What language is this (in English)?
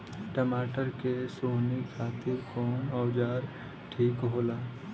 Bhojpuri